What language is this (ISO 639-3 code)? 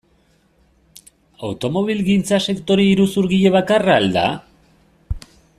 eus